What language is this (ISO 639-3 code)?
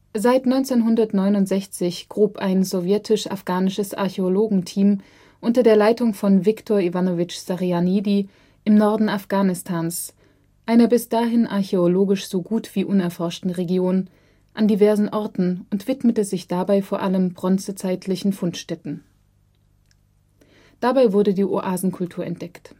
deu